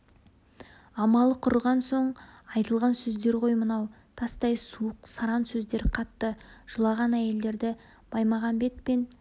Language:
Kazakh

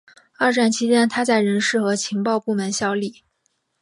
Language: Chinese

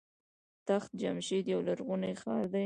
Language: Pashto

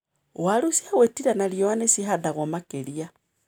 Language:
Kikuyu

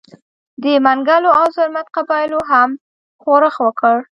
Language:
Pashto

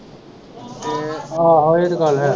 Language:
Punjabi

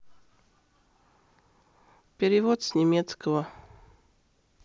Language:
Russian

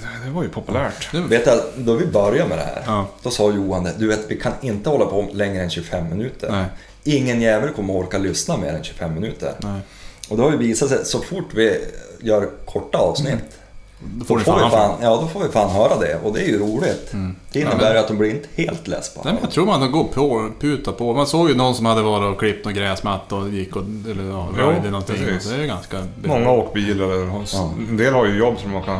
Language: Swedish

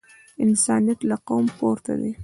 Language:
Pashto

